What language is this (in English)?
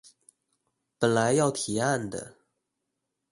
Chinese